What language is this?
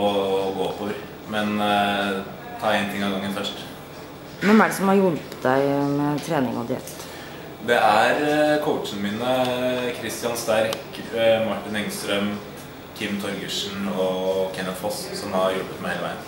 Norwegian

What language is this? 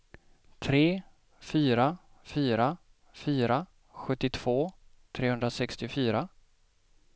Swedish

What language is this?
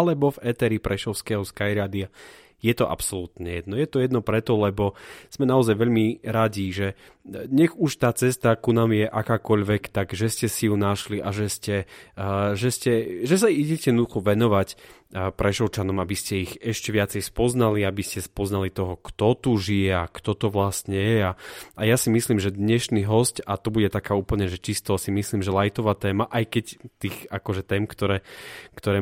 Slovak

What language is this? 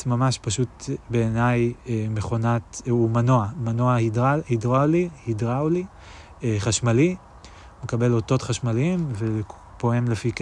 Hebrew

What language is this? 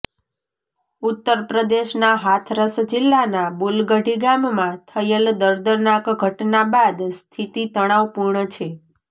Gujarati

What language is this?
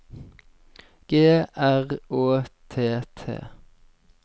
Norwegian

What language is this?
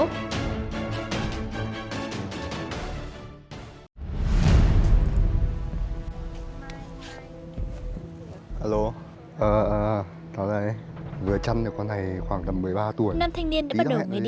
Vietnamese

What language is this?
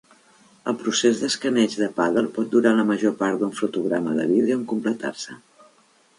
Catalan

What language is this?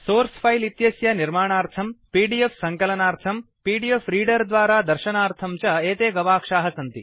Sanskrit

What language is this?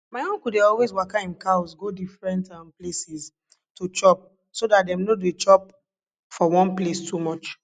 Nigerian Pidgin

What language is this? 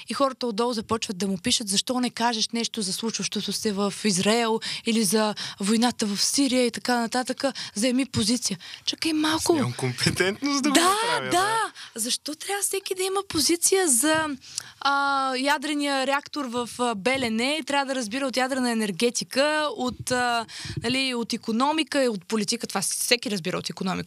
Bulgarian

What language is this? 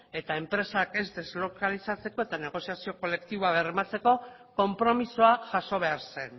Basque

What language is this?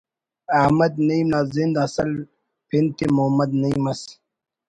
Brahui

